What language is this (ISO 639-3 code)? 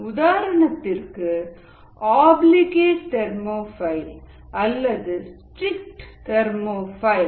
tam